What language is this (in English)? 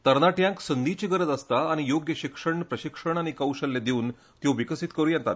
Konkani